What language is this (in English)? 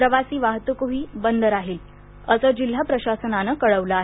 Marathi